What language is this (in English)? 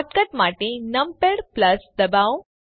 Gujarati